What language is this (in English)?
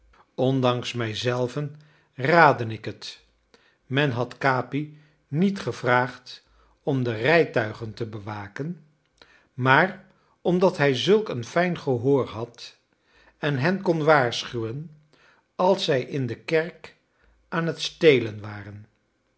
Dutch